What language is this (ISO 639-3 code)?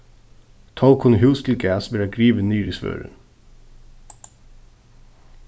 fao